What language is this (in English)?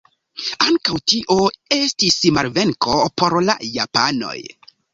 Esperanto